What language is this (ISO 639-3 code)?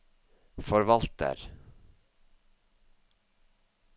nor